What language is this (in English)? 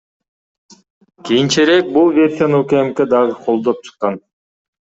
Kyrgyz